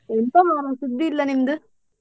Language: Kannada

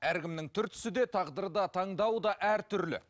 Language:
Kazakh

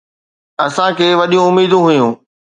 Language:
Sindhi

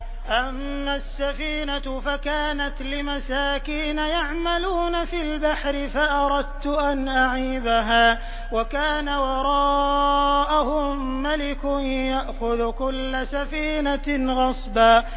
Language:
Arabic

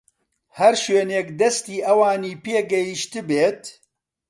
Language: Central Kurdish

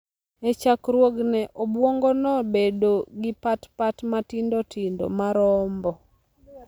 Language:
Luo (Kenya and Tanzania)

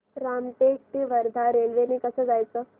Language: Marathi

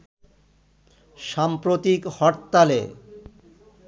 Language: Bangla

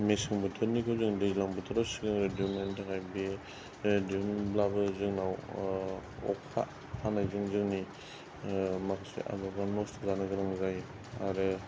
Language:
Bodo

